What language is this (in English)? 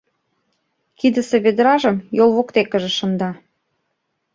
Mari